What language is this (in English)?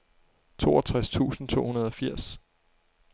Danish